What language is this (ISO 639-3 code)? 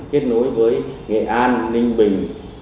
vie